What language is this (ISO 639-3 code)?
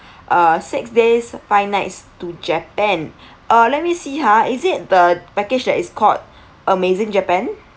eng